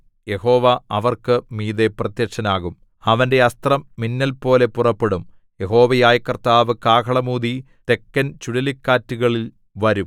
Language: Malayalam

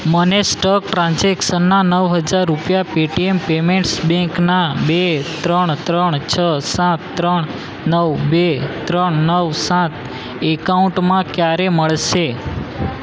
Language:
Gujarati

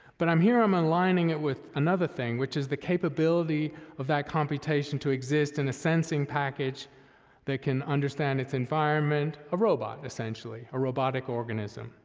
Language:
English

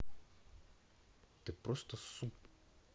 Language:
Russian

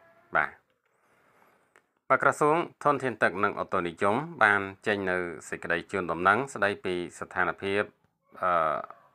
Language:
Thai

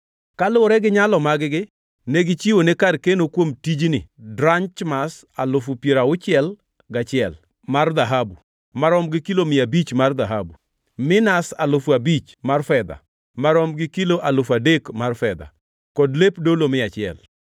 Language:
Luo (Kenya and Tanzania)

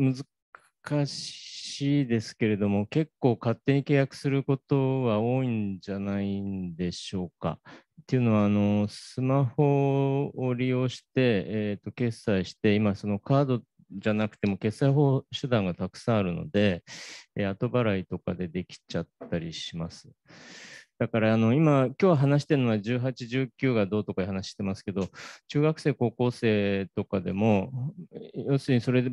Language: Japanese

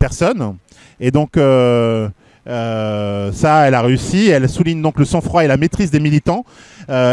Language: French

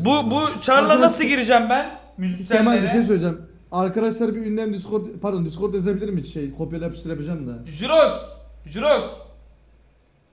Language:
Turkish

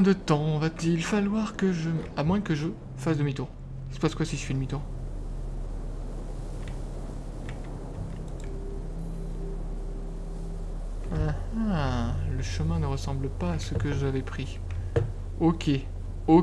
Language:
French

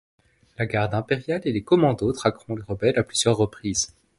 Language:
French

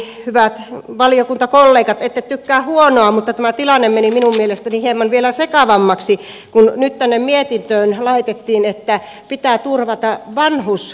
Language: Finnish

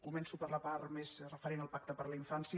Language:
Catalan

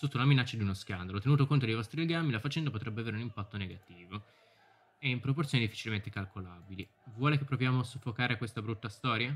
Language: Italian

